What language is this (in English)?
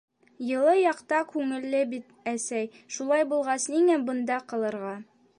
Bashkir